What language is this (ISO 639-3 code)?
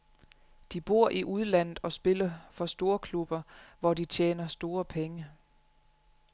dan